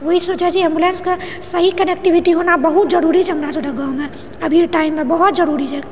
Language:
Maithili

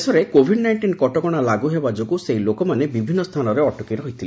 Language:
Odia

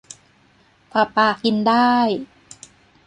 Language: Thai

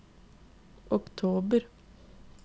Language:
Norwegian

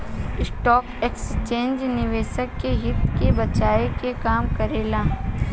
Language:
Bhojpuri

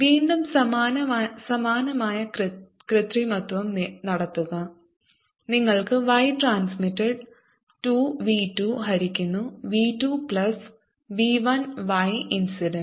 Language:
Malayalam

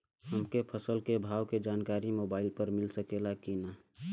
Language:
Bhojpuri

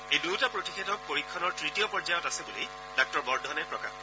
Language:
Assamese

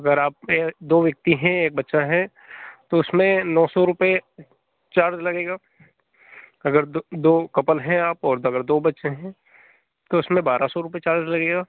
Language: Hindi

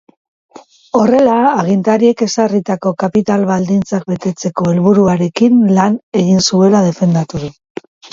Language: Basque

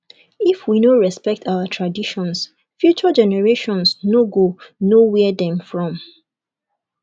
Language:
Nigerian Pidgin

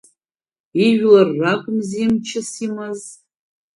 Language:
Abkhazian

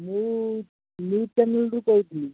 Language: Odia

